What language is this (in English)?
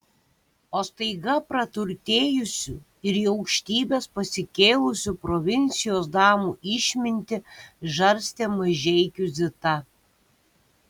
Lithuanian